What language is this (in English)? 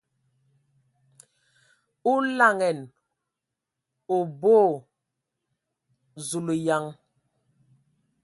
Ewondo